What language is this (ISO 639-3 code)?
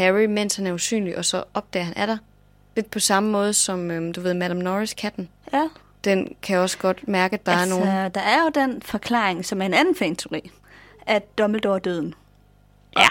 dan